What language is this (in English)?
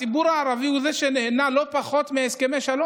Hebrew